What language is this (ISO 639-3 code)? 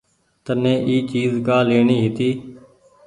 gig